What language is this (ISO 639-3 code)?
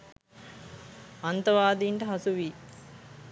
sin